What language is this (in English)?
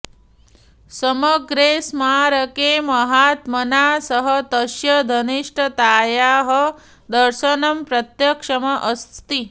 Sanskrit